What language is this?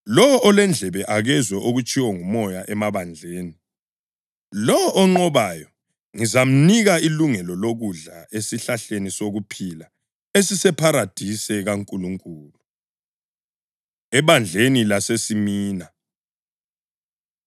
North Ndebele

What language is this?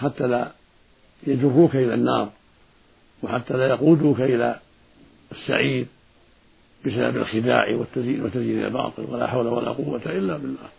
Arabic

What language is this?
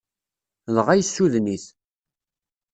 Kabyle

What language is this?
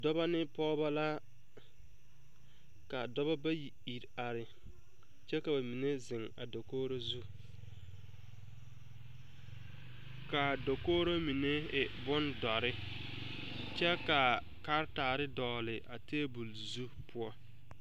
Southern Dagaare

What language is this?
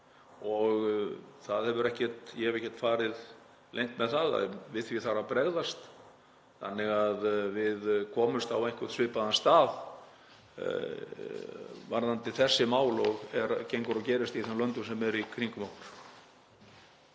Icelandic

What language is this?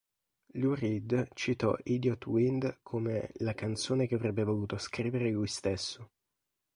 Italian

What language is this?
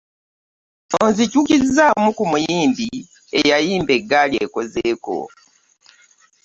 Ganda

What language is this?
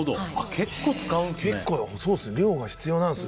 Japanese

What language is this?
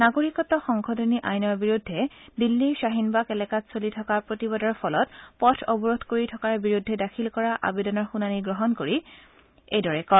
Assamese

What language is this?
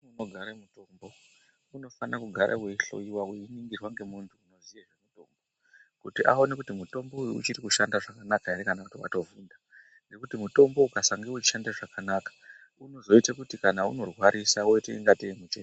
Ndau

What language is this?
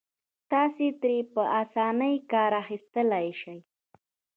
Pashto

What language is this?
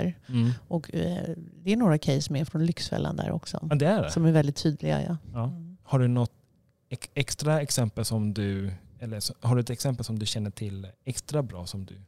Swedish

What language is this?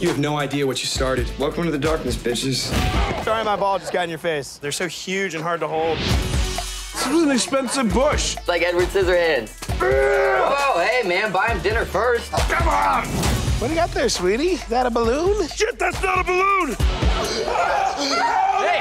English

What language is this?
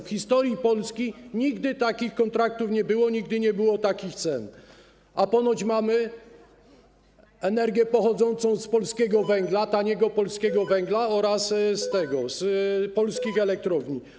Polish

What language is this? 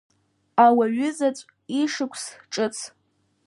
Abkhazian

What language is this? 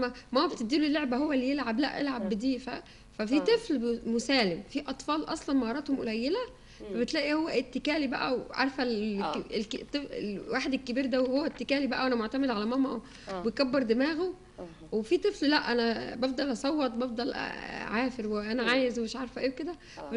Arabic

